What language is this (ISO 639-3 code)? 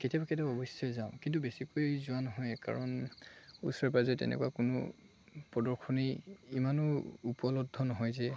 asm